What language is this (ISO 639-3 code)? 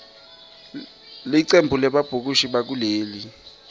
ssw